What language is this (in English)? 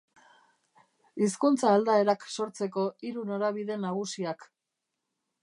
Basque